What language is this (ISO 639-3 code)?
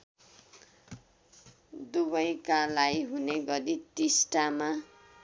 nep